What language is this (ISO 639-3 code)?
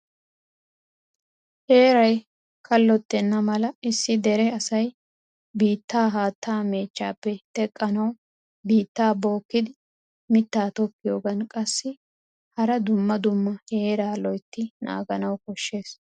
wal